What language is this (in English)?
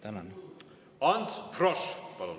Estonian